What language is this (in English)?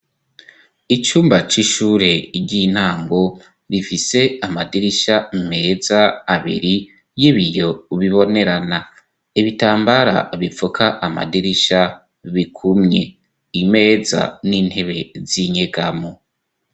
Rundi